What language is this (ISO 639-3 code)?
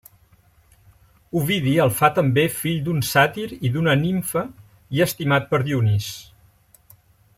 cat